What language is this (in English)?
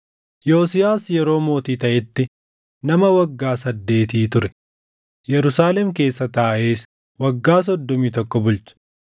Oromo